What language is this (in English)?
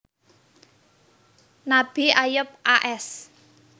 Javanese